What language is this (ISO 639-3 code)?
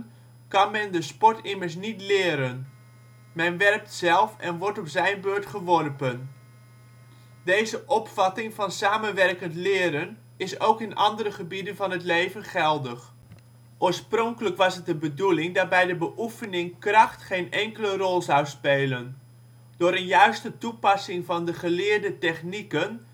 nld